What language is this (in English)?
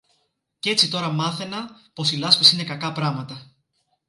Greek